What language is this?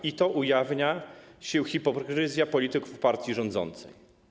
Polish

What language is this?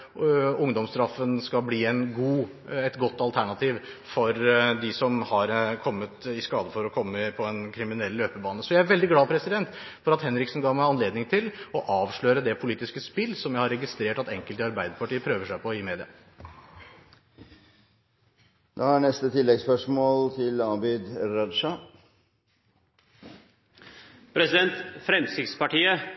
Norwegian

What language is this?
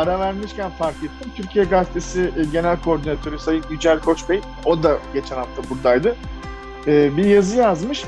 Turkish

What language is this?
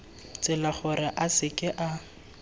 Tswana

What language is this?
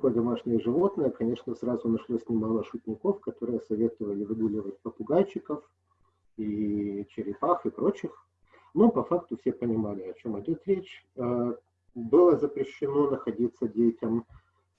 Russian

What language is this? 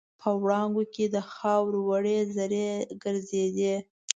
Pashto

